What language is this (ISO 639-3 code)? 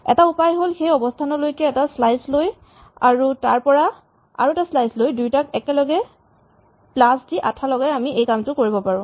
asm